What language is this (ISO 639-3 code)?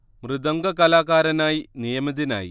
mal